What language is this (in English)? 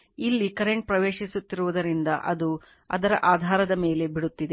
Kannada